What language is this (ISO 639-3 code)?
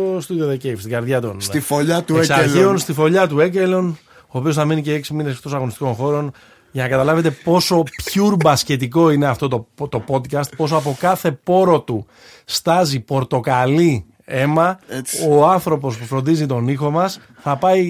ell